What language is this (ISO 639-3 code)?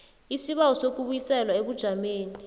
nbl